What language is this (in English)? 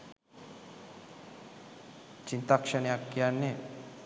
Sinhala